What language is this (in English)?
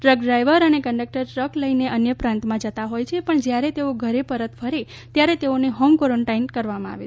Gujarati